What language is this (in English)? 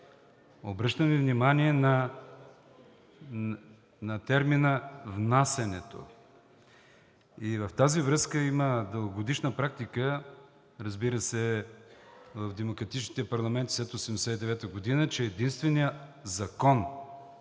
Bulgarian